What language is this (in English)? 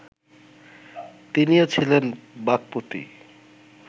Bangla